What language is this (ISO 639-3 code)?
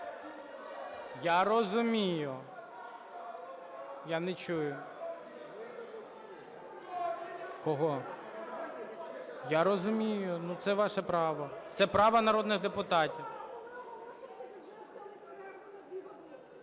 ukr